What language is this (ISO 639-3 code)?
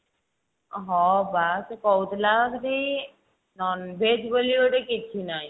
ori